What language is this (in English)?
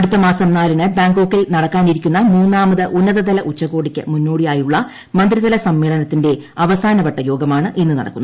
Malayalam